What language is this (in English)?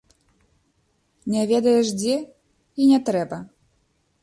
Belarusian